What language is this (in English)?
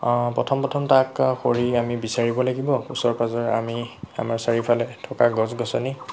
Assamese